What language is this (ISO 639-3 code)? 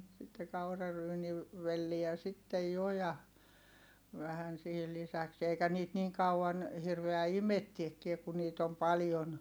fin